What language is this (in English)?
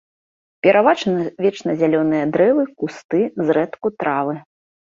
Belarusian